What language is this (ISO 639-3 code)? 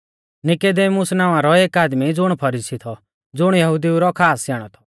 bfz